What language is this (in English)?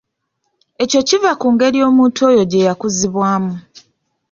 Ganda